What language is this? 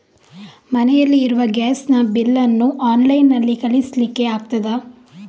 Kannada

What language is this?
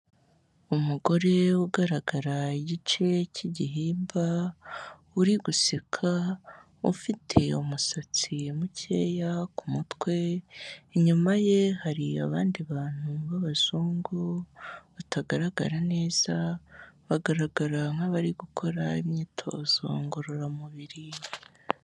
Kinyarwanda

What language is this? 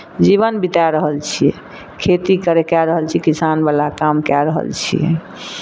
Maithili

